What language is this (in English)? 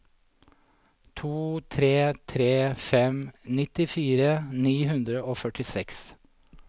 Norwegian